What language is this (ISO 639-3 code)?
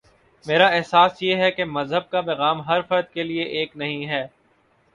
urd